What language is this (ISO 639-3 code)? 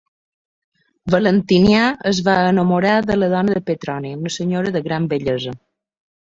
cat